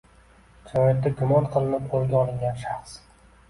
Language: Uzbek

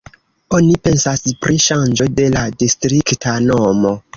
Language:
Esperanto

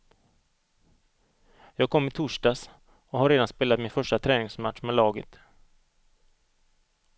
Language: Swedish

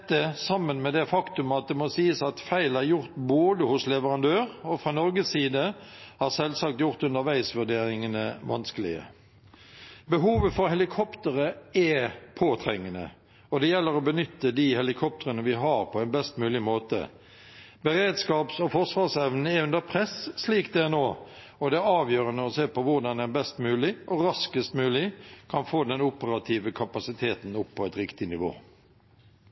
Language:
Norwegian Bokmål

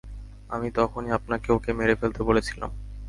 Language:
Bangla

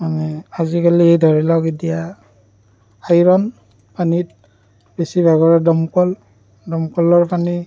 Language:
Assamese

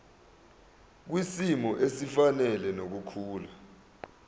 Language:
Zulu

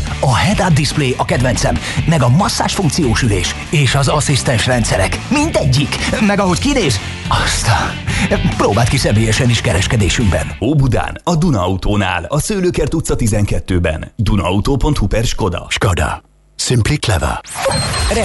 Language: Hungarian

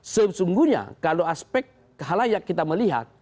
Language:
Indonesian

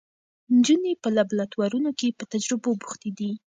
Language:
Pashto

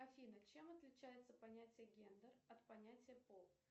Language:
Russian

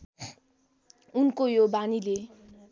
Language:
Nepali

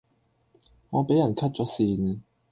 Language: Cantonese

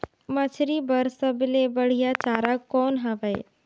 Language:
Chhattisgarhi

